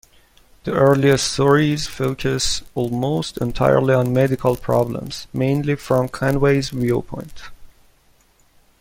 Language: English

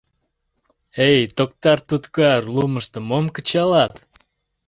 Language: Mari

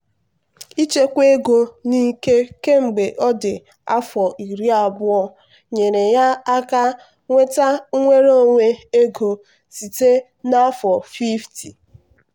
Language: Igbo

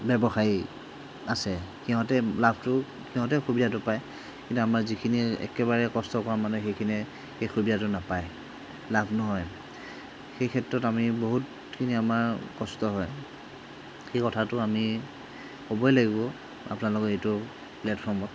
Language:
Assamese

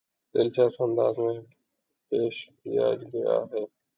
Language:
Urdu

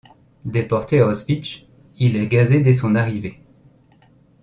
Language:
French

